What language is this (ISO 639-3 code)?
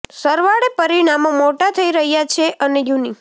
guj